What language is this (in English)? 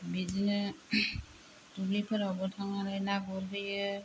Bodo